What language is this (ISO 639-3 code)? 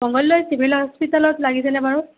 asm